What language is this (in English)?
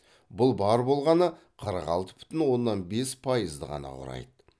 Kazakh